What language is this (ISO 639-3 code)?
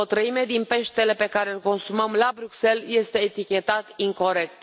ron